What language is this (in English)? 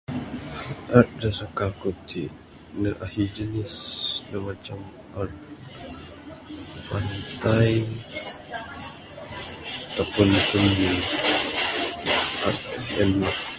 Bukar-Sadung Bidayuh